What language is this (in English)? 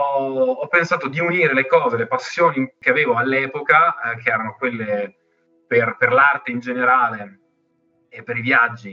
Italian